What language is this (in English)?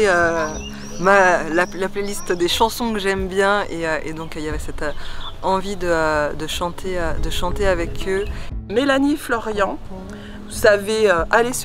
French